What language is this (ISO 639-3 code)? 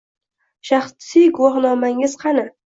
uzb